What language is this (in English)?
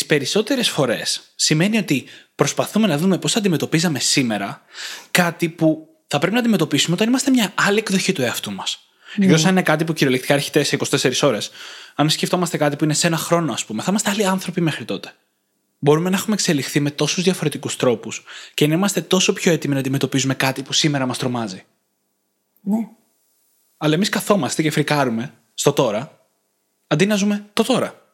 Greek